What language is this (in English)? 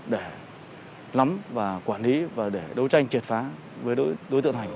Vietnamese